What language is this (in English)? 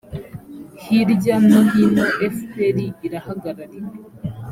Kinyarwanda